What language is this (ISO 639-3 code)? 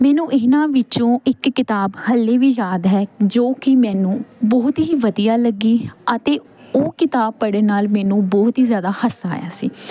pan